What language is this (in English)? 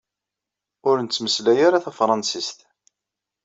Kabyle